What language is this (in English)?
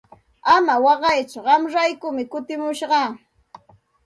Santa Ana de Tusi Pasco Quechua